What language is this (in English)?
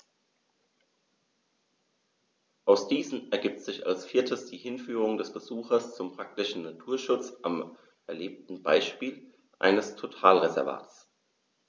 German